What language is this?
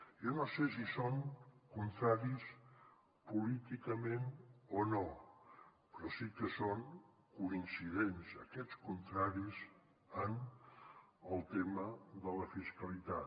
Catalan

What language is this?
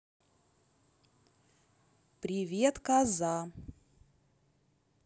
Russian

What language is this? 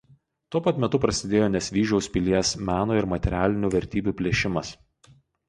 Lithuanian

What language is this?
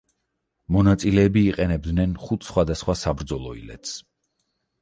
Georgian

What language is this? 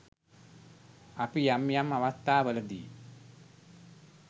Sinhala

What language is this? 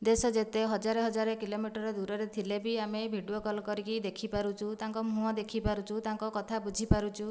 Odia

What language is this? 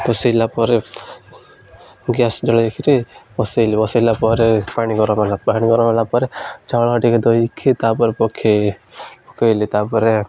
Odia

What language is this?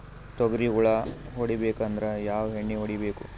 Kannada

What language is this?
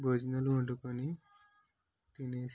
Telugu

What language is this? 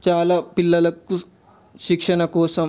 Telugu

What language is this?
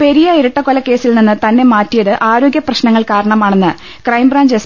Malayalam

